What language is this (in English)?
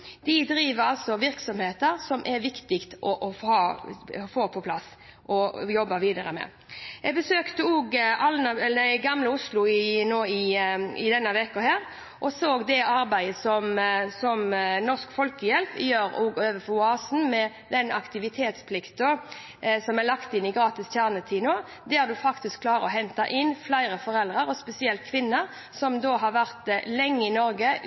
Norwegian Bokmål